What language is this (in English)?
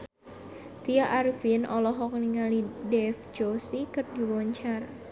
Sundanese